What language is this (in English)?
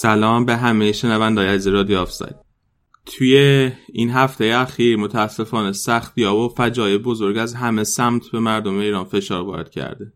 Persian